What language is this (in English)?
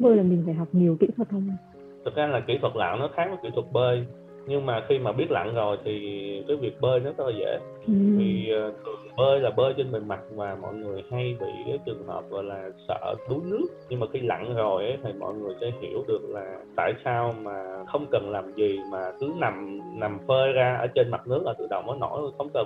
Vietnamese